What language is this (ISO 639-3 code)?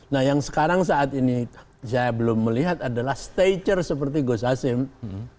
ind